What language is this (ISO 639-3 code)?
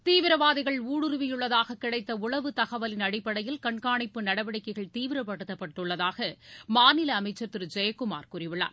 tam